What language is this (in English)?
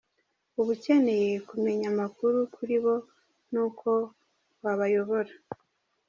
Kinyarwanda